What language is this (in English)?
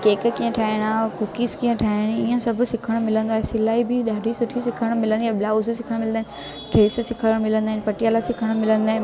Sindhi